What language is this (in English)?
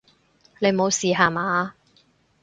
Cantonese